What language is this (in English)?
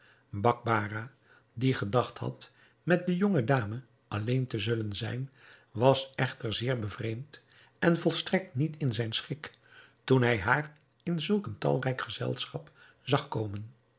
Dutch